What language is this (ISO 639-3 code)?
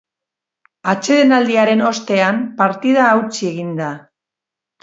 eus